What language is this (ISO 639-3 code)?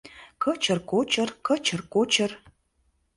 chm